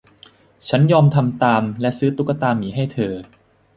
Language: Thai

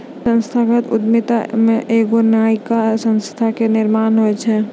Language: Maithili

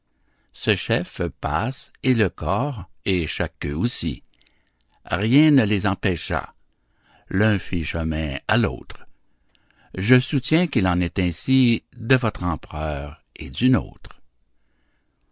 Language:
French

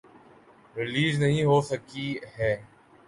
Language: Urdu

